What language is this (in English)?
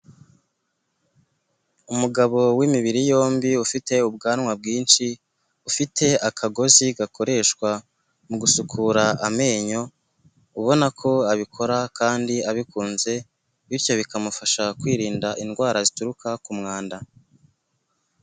Kinyarwanda